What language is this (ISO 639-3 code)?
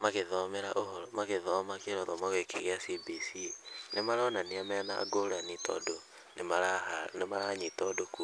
kik